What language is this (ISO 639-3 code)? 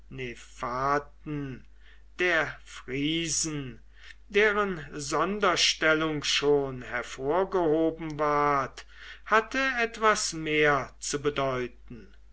deu